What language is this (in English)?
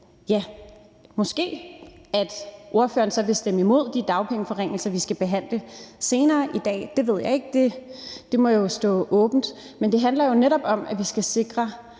Danish